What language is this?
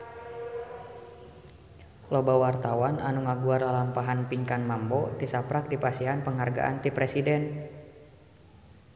Sundanese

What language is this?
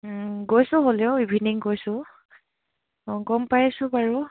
Assamese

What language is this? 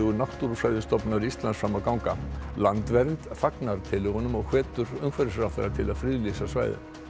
Icelandic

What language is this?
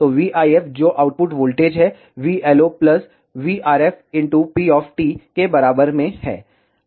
Hindi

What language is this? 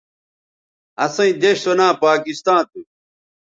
Bateri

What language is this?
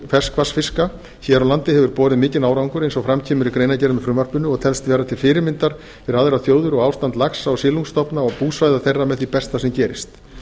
Icelandic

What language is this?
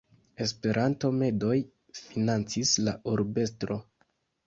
Esperanto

